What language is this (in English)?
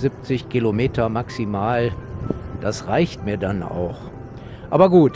German